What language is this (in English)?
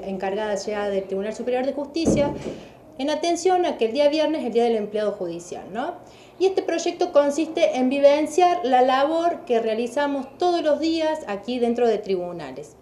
Spanish